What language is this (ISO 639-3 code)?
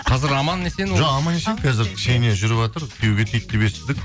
kaz